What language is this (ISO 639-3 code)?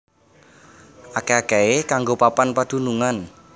jav